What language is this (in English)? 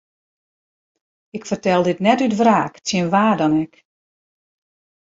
Western Frisian